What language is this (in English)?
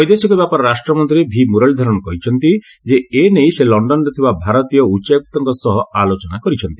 Odia